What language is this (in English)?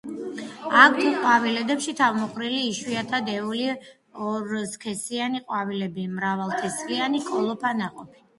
Georgian